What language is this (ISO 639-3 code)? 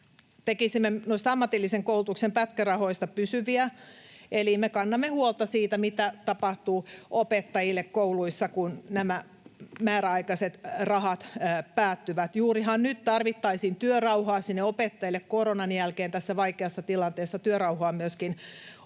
fin